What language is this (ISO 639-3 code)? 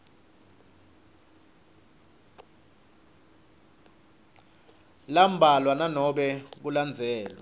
ssw